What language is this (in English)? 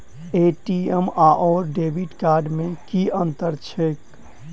Maithili